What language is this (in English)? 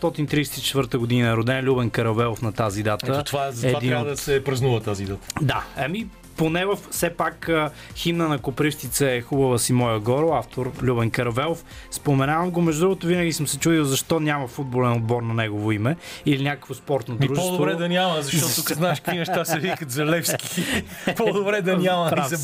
Bulgarian